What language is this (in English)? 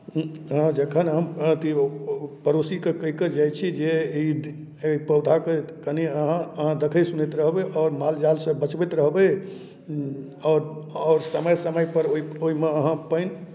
Maithili